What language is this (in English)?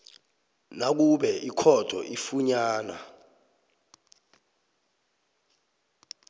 South Ndebele